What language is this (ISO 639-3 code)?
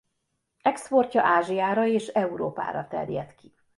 hun